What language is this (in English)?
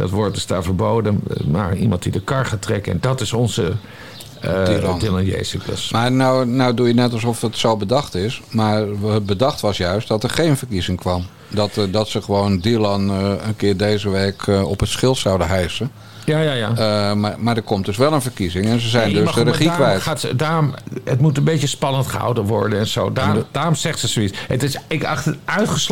Dutch